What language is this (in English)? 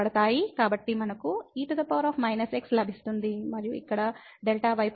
Telugu